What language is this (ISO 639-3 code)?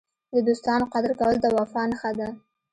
pus